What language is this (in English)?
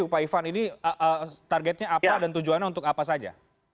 Indonesian